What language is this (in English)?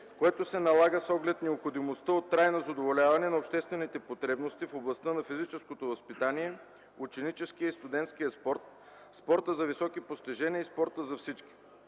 Bulgarian